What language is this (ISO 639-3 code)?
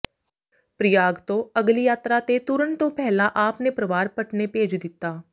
pan